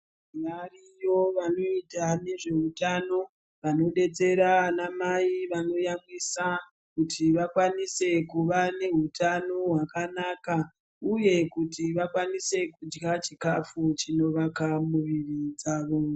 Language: Ndau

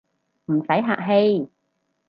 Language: Cantonese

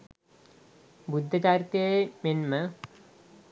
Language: Sinhala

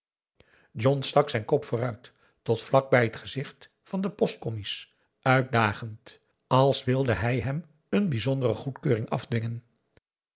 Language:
Dutch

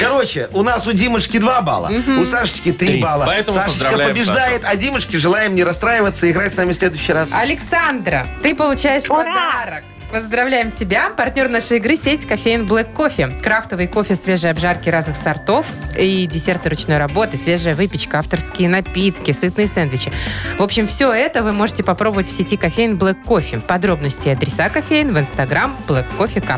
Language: Russian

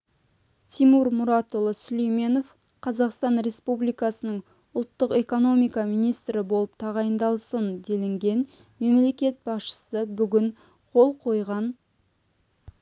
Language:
Kazakh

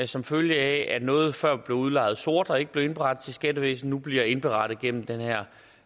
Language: Danish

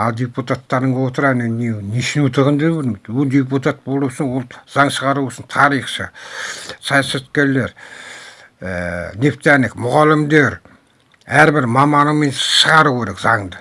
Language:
Turkish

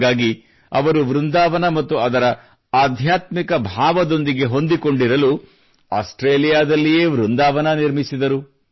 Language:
Kannada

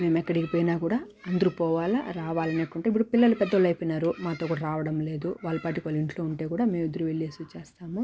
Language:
Telugu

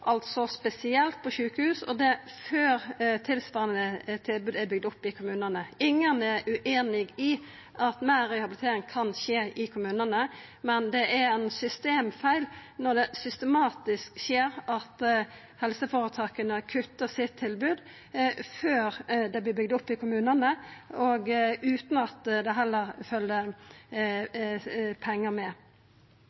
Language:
Norwegian Nynorsk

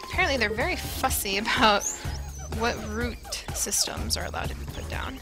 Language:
English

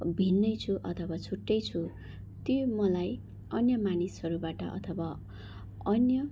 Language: Nepali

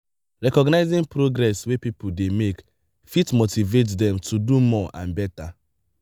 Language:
Nigerian Pidgin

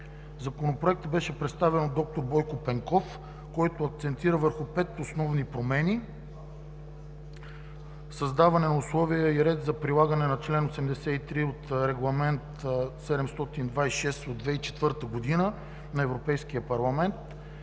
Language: Bulgarian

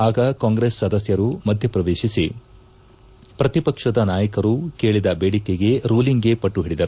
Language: Kannada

